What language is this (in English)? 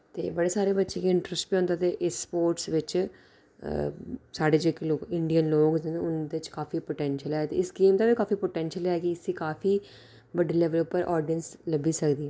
Dogri